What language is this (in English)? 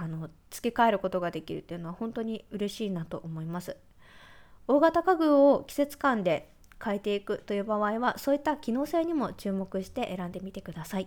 Japanese